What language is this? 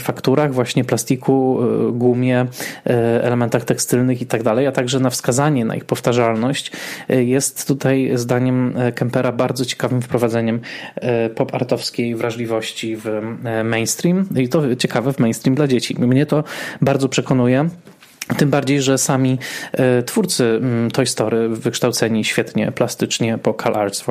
Polish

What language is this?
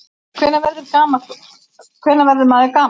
Icelandic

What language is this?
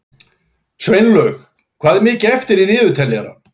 Icelandic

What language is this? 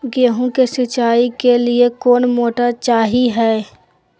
Magahi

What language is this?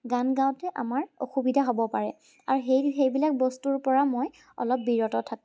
Assamese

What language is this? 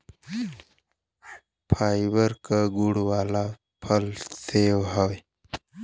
Bhojpuri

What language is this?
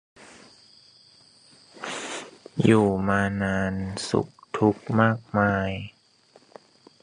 Thai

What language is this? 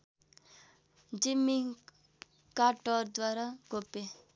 Nepali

